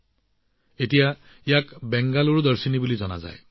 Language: Assamese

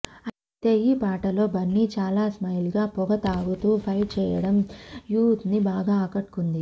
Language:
Telugu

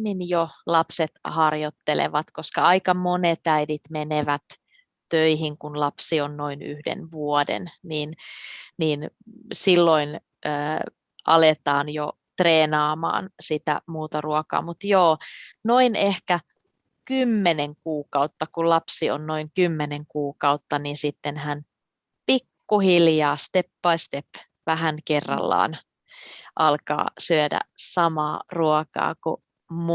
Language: Finnish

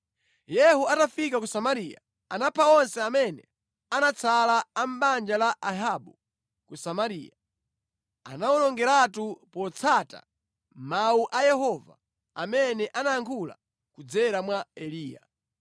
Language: Nyanja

